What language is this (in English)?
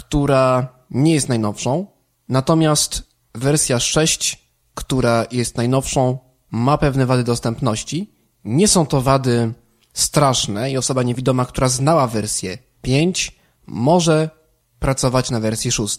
Polish